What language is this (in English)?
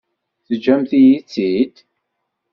Kabyle